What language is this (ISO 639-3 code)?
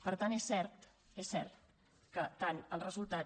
cat